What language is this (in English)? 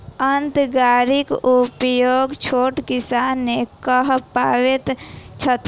Maithili